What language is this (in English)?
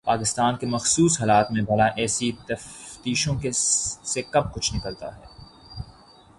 Urdu